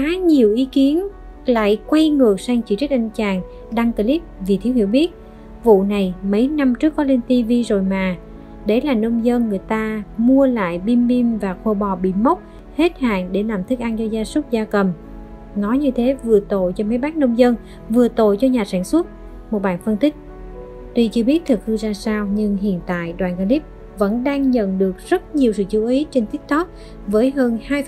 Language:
Vietnamese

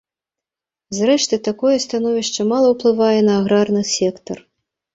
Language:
Belarusian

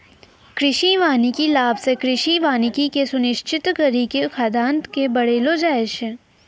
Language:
Maithili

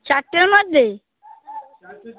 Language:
Bangla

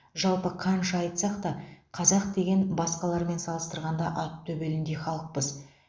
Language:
Kazakh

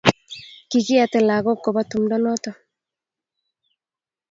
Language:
Kalenjin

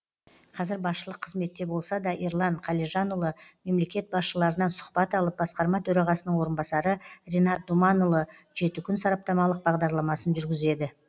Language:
Kazakh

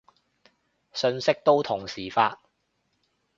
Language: Cantonese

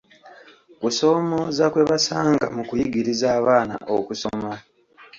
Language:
Ganda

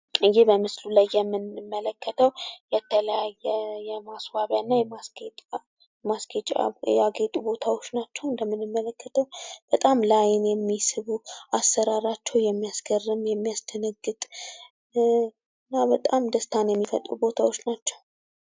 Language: Amharic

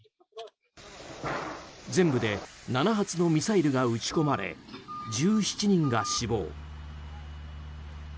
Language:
Japanese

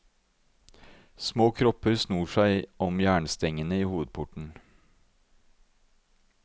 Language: Norwegian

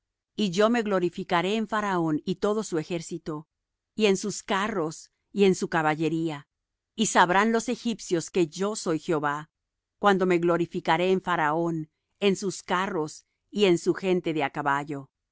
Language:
Spanish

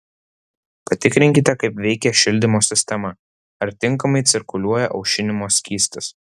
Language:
Lithuanian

